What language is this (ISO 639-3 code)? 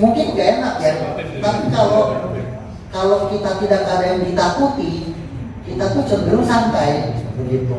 ind